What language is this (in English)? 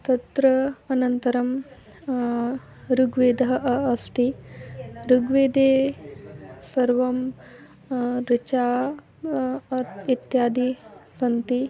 Sanskrit